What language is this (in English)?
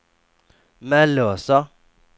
Swedish